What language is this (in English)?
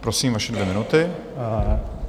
Czech